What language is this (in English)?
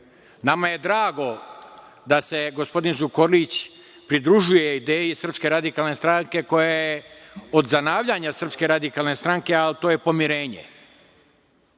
Serbian